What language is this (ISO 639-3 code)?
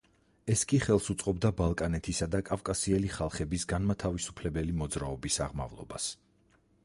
kat